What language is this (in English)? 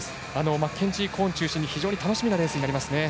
Japanese